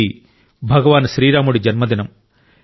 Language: Telugu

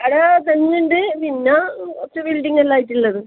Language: Malayalam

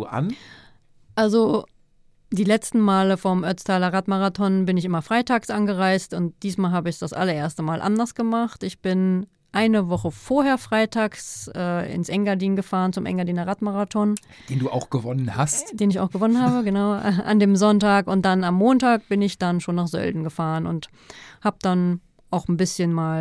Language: German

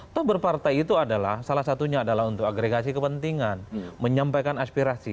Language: Indonesian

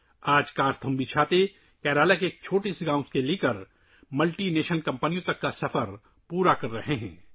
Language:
Urdu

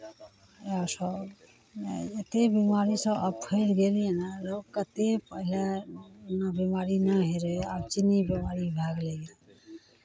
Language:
Maithili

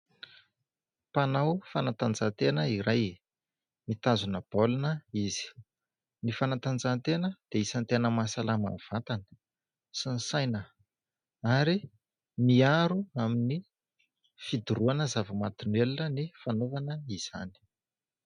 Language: Malagasy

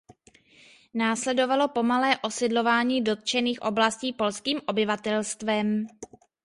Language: Czech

